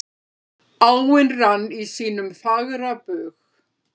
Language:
Icelandic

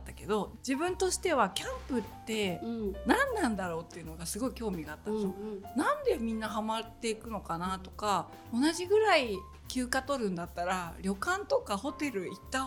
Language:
Japanese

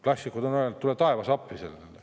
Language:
Estonian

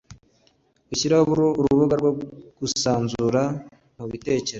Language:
Kinyarwanda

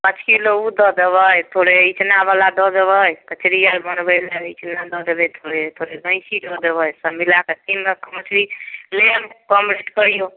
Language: Maithili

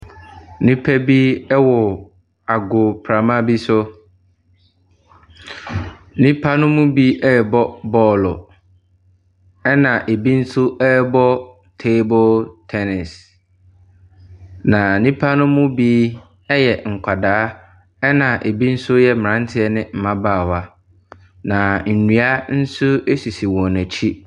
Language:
Akan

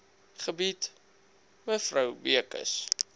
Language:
Afrikaans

